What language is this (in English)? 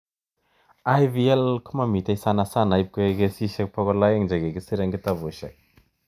Kalenjin